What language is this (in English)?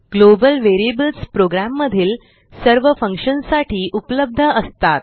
Marathi